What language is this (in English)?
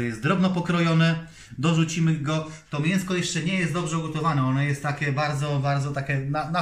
Polish